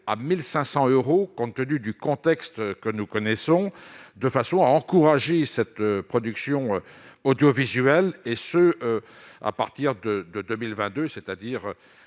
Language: French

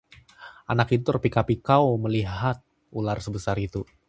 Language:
Indonesian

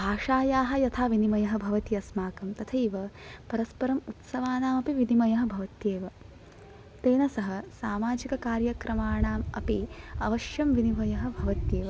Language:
Sanskrit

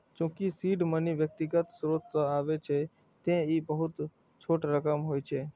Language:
Maithili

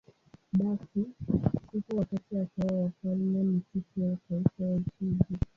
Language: Swahili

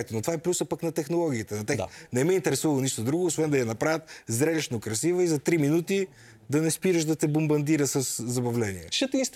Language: Bulgarian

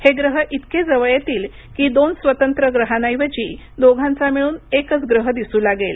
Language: Marathi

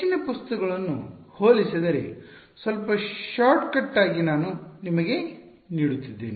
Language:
Kannada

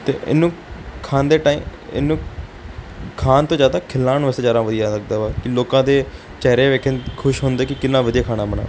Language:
Punjabi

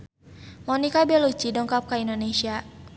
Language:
Sundanese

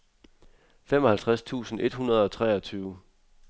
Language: Danish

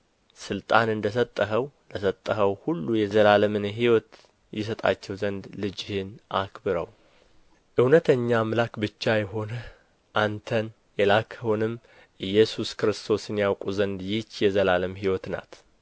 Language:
Amharic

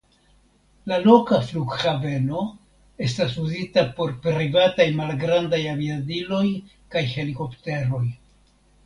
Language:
Esperanto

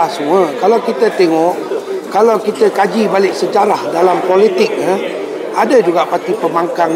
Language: Malay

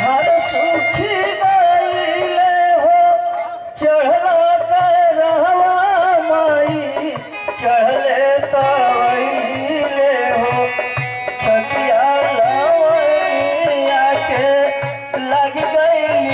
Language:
Hindi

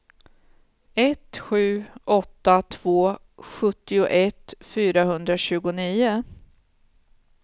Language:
Swedish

